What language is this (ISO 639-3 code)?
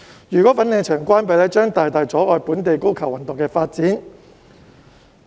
yue